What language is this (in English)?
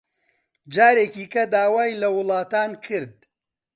Central Kurdish